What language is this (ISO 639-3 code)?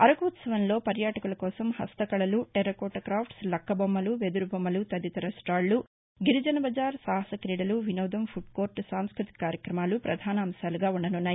tel